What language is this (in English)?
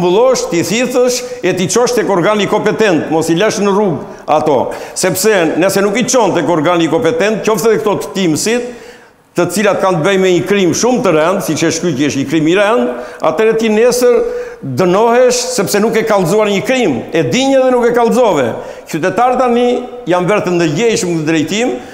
Romanian